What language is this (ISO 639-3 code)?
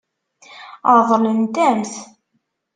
kab